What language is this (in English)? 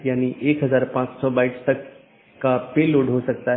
Hindi